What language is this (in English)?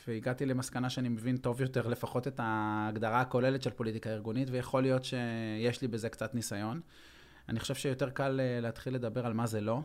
Hebrew